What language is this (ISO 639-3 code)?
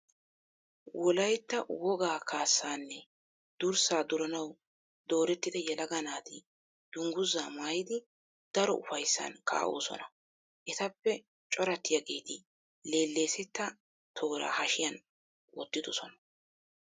wal